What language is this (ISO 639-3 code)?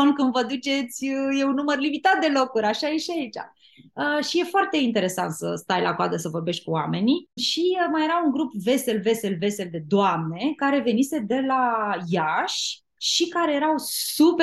ron